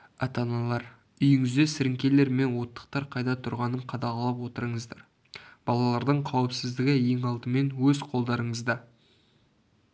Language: Kazakh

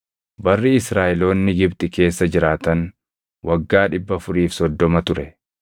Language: Oromo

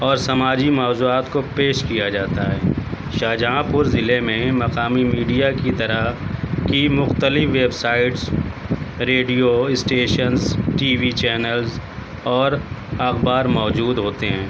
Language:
Urdu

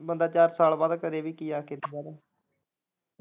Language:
Punjabi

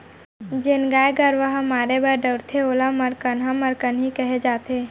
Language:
Chhattisgarhi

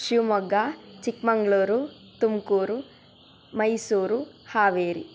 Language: Sanskrit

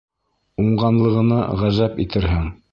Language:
Bashkir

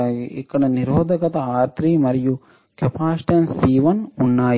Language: Telugu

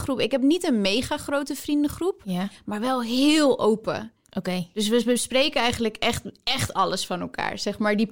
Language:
Dutch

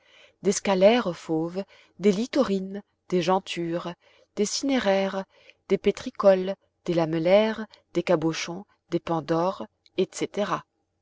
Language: French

